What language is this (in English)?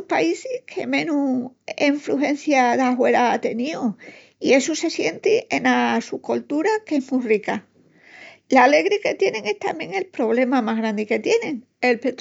Extremaduran